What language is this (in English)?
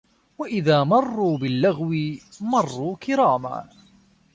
Arabic